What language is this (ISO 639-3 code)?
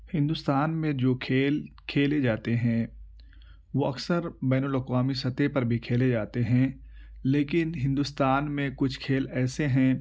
urd